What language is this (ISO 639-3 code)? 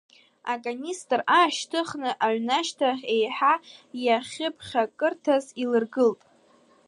abk